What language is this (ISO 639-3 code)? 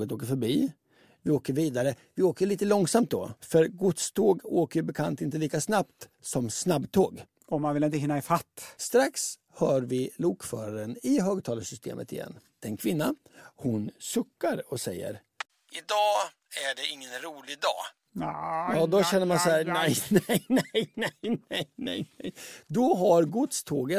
swe